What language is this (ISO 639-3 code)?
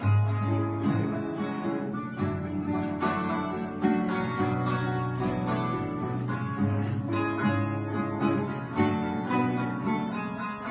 tur